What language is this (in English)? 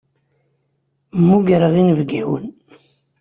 Kabyle